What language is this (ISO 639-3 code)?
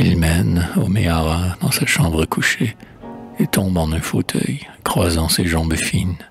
fra